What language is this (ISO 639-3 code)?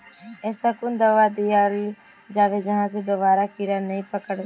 mag